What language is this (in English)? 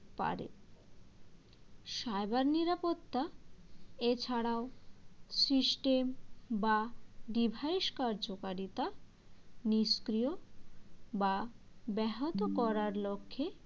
Bangla